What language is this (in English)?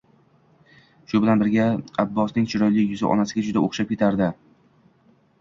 Uzbek